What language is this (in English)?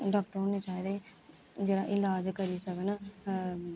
Dogri